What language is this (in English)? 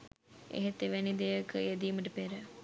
Sinhala